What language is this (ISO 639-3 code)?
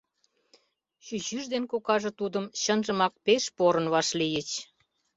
chm